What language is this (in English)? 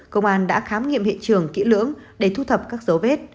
Vietnamese